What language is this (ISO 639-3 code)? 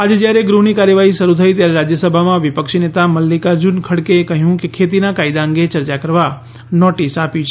guj